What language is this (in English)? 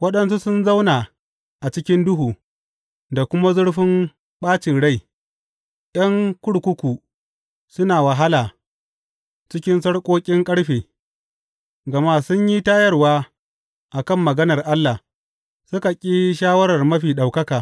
Hausa